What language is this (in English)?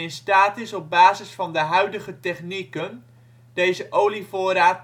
Dutch